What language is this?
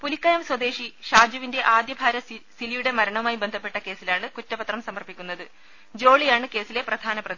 Malayalam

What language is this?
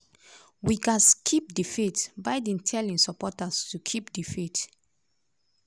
Nigerian Pidgin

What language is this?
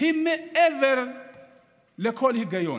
Hebrew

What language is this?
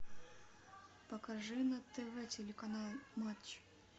Russian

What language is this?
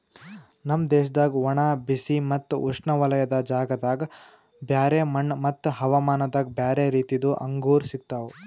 Kannada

